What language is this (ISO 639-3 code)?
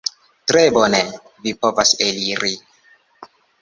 epo